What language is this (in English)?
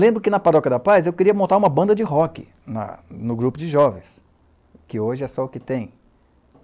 Portuguese